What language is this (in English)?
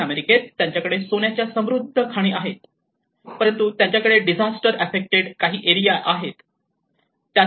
Marathi